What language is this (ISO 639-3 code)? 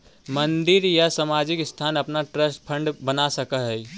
mag